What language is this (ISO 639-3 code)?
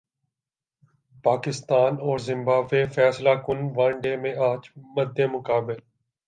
urd